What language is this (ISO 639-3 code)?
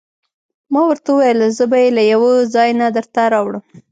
pus